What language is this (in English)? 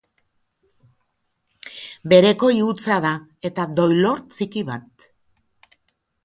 Basque